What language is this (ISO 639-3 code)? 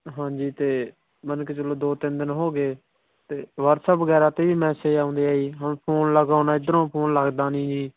pan